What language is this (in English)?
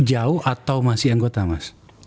Indonesian